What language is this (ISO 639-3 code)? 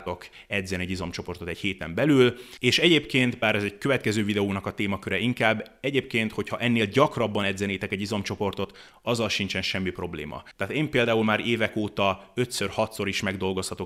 hun